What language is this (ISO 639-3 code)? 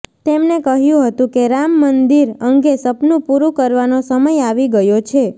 guj